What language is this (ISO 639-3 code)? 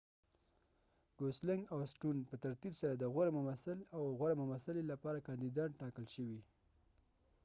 pus